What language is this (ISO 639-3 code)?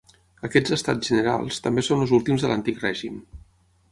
cat